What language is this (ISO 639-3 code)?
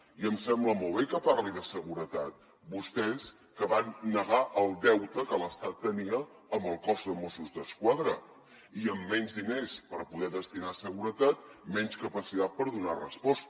cat